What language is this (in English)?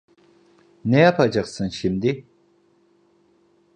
Turkish